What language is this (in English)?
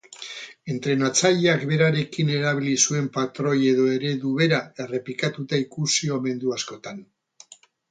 Basque